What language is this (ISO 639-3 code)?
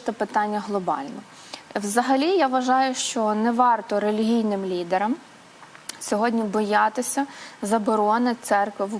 ukr